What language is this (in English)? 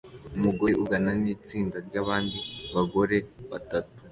Kinyarwanda